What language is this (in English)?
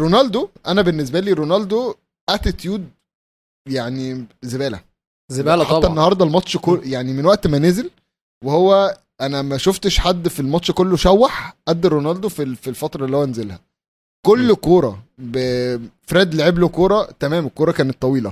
Arabic